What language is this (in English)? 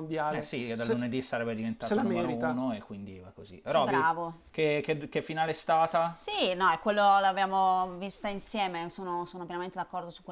Italian